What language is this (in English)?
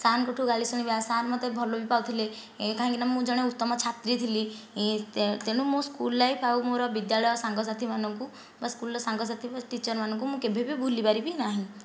Odia